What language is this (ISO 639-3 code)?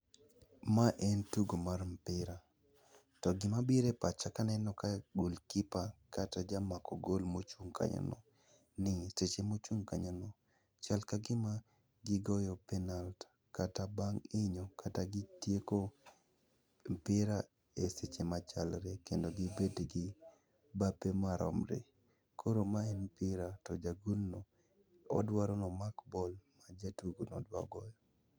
luo